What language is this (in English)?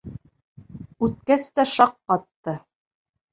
Bashkir